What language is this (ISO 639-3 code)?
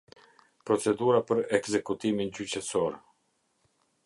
sqi